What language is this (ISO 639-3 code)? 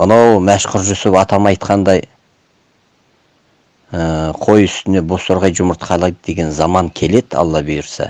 tur